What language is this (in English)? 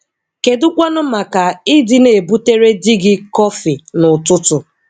Igbo